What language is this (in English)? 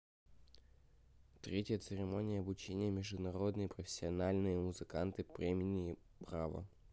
Russian